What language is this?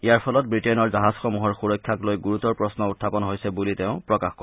Assamese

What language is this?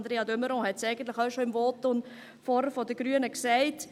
Swiss German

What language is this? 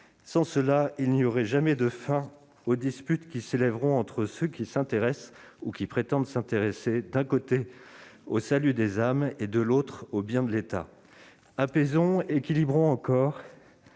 French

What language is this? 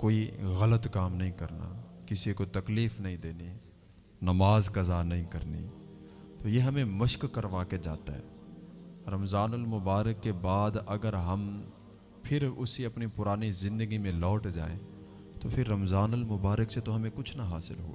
Urdu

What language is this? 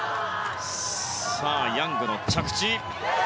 Japanese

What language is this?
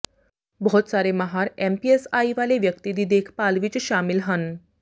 Punjabi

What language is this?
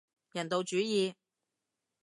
Cantonese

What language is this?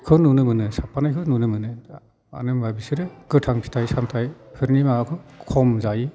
Bodo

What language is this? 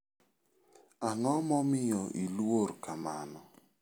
Luo (Kenya and Tanzania)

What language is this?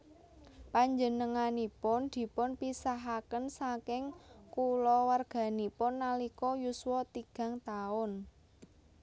Javanese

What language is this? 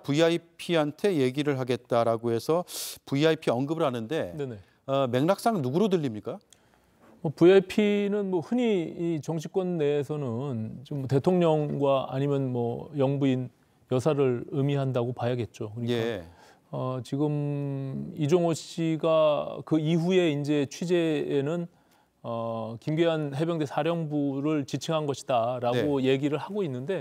Korean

